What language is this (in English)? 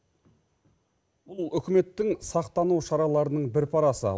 Kazakh